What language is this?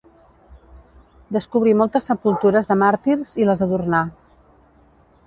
Catalan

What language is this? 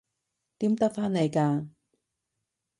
Cantonese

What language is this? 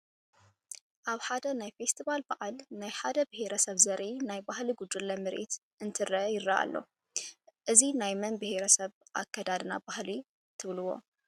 Tigrinya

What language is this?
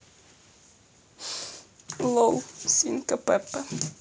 Russian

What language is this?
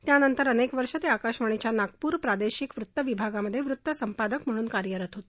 Marathi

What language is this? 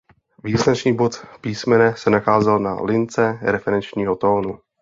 Czech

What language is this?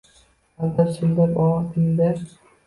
Uzbek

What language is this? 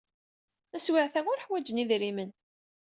Kabyle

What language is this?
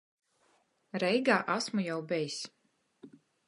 Latgalian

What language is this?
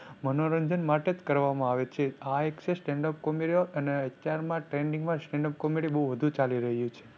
Gujarati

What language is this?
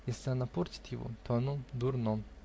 Russian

